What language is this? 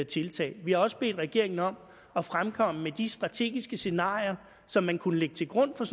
Danish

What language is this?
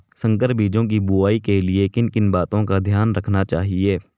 Hindi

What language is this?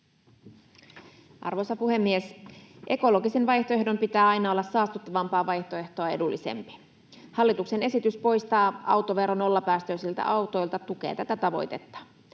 Finnish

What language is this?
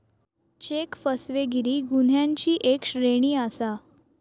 Marathi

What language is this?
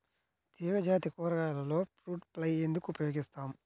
Telugu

